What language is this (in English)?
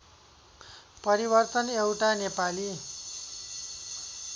Nepali